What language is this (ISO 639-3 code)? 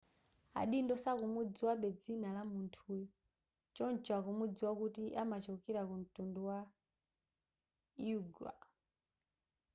nya